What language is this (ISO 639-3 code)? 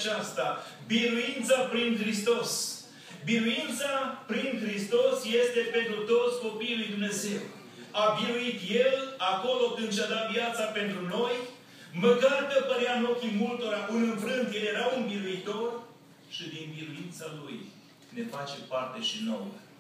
ron